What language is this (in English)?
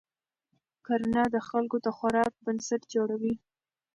Pashto